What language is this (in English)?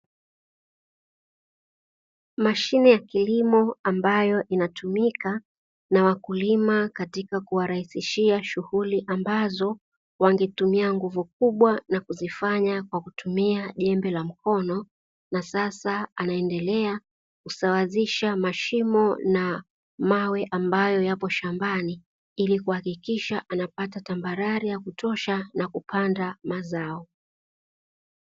Swahili